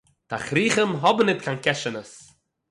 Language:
Yiddish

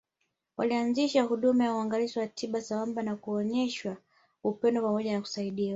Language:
Swahili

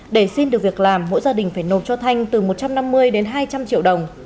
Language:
Vietnamese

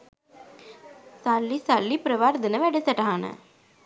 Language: Sinhala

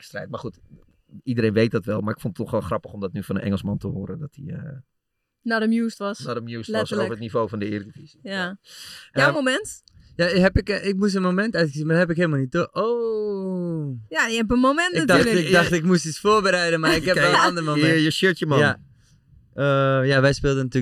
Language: Dutch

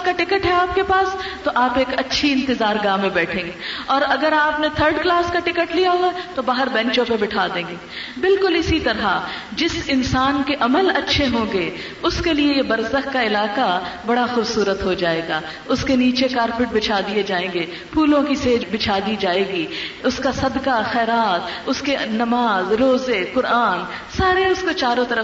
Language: Urdu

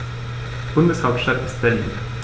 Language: German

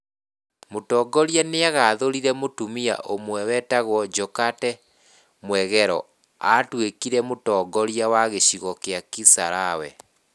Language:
Kikuyu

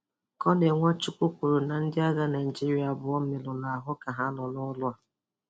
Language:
Igbo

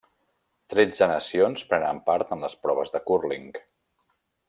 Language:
Catalan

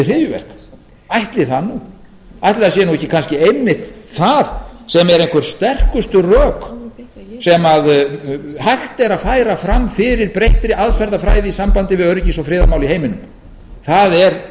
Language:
Icelandic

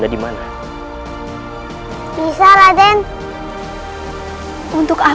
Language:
Indonesian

